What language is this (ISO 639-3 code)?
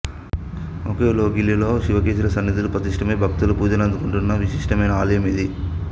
tel